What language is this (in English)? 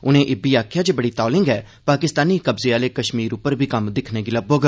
Dogri